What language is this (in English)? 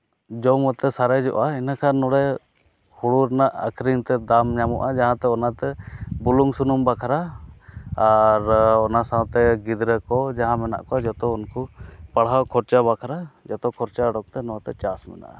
Santali